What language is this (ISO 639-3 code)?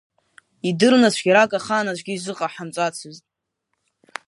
abk